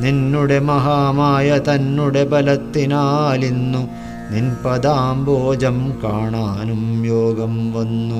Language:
Malayalam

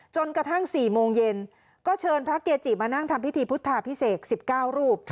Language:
Thai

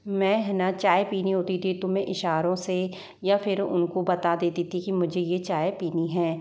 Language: Hindi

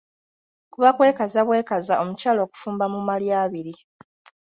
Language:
Ganda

